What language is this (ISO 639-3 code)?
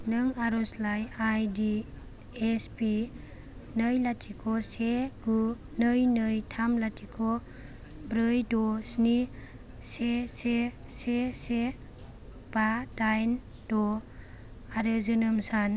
brx